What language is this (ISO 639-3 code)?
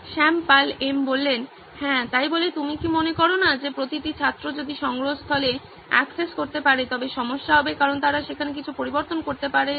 ben